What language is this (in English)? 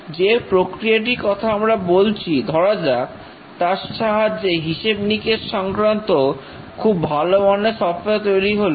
Bangla